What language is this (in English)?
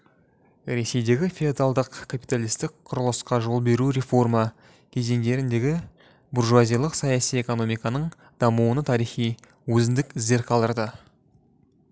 Kazakh